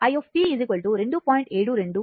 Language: Telugu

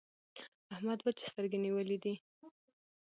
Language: Pashto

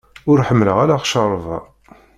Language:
Kabyle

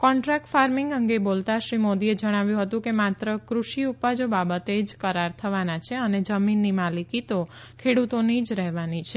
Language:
Gujarati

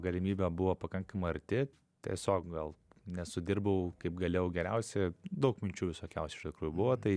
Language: Lithuanian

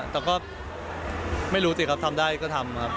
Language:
Thai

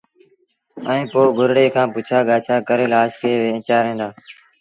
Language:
Sindhi Bhil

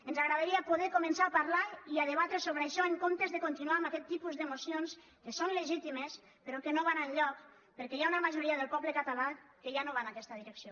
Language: Catalan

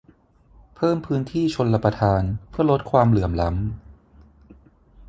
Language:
Thai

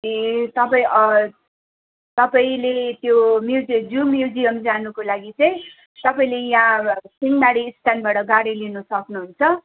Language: Nepali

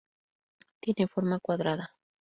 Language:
Spanish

